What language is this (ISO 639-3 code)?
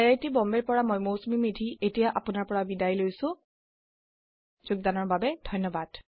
asm